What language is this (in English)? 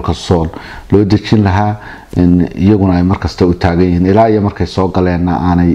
Arabic